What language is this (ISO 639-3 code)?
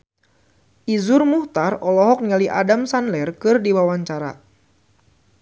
sun